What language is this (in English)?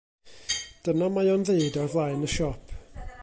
Welsh